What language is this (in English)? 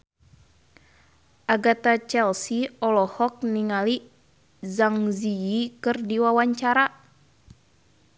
Sundanese